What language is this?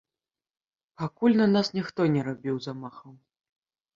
Belarusian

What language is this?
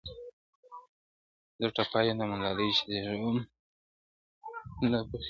Pashto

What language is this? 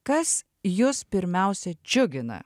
Lithuanian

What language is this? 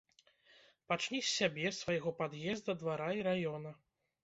Belarusian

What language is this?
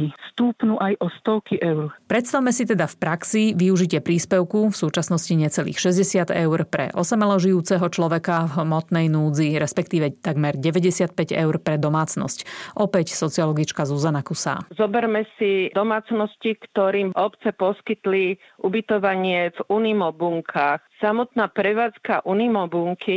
Slovak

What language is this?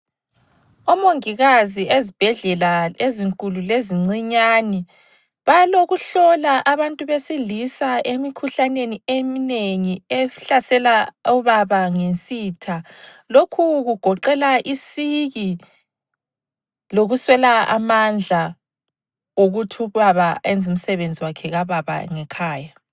North Ndebele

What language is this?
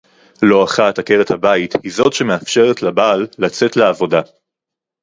Hebrew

